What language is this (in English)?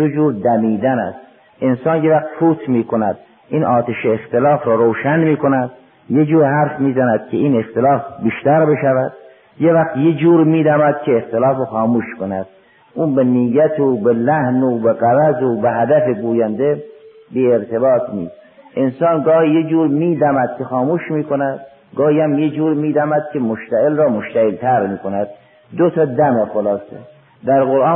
Persian